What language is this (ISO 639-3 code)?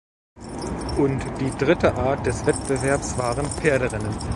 deu